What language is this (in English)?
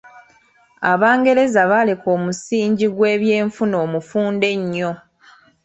Ganda